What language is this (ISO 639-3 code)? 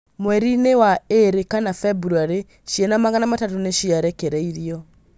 kik